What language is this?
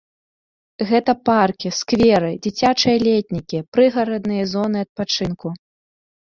Belarusian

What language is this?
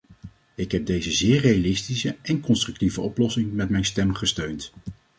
Dutch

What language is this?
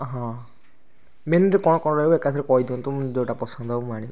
Odia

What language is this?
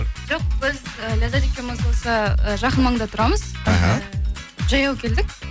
Kazakh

